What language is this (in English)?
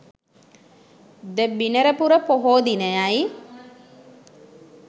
Sinhala